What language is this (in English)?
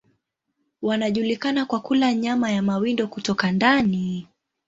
Swahili